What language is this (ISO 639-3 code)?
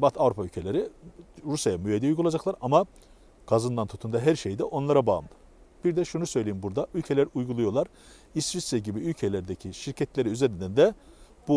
tur